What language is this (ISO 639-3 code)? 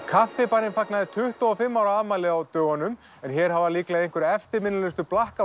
isl